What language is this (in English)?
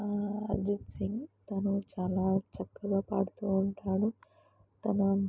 Telugu